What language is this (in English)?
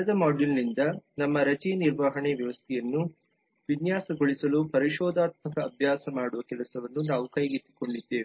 Kannada